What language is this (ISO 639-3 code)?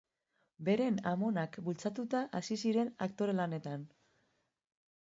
eus